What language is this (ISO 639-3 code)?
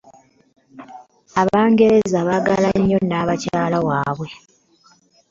lug